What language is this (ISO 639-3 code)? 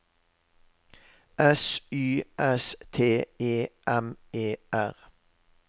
nor